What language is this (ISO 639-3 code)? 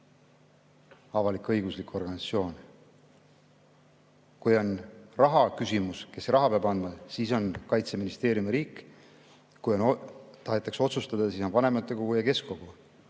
est